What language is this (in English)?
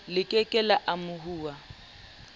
Southern Sotho